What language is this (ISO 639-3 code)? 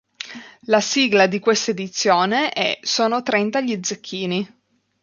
ita